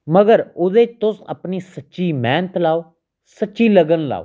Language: Dogri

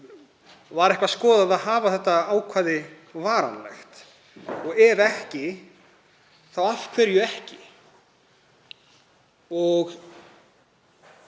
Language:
Icelandic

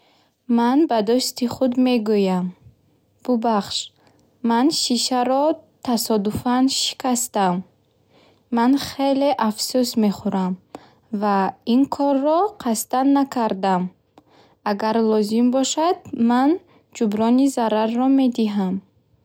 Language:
Bukharic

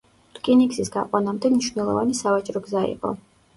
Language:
Georgian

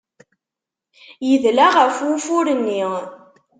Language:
Kabyle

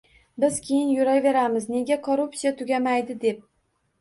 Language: Uzbek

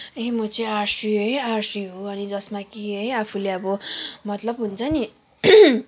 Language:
Nepali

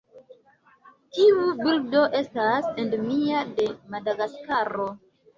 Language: Esperanto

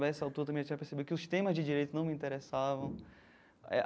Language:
Portuguese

